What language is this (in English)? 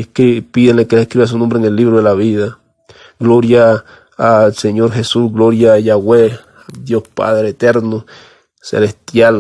Spanish